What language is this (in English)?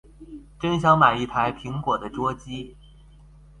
Chinese